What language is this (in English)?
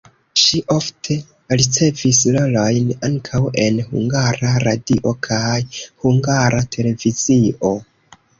Esperanto